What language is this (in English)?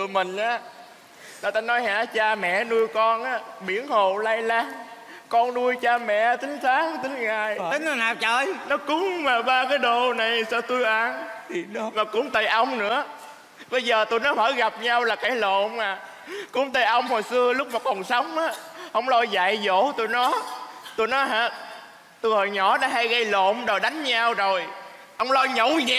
Vietnamese